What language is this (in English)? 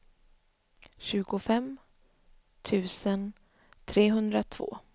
Swedish